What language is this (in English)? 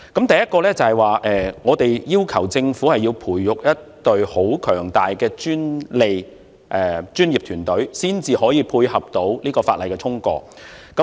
Cantonese